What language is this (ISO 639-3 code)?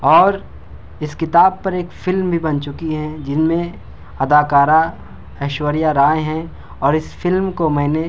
urd